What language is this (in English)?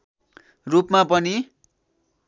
Nepali